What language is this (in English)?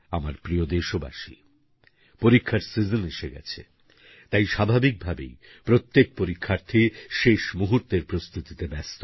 Bangla